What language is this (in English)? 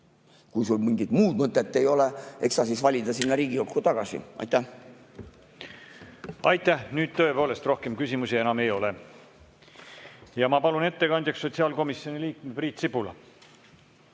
Estonian